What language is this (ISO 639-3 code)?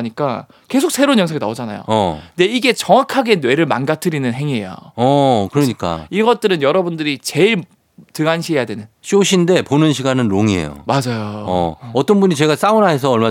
kor